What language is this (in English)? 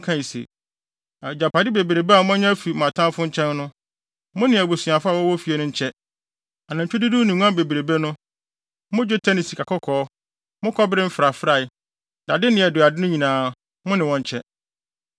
Akan